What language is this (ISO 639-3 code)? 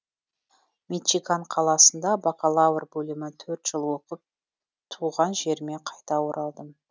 kaz